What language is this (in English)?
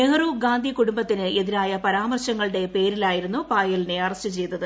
Malayalam